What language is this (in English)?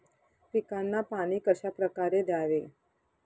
Marathi